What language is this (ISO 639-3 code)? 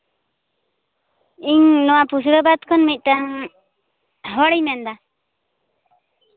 sat